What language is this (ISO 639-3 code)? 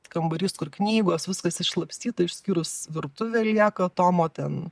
lit